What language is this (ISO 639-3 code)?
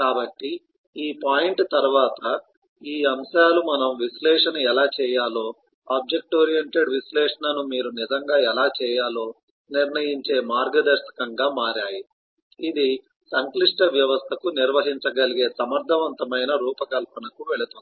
tel